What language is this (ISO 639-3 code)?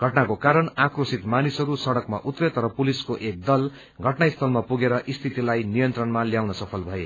nep